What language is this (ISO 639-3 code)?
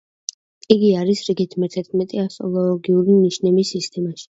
kat